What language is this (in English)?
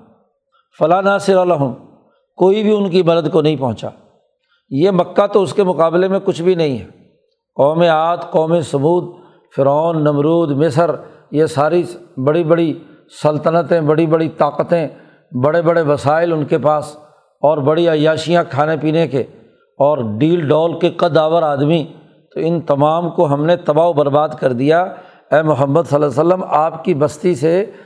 Urdu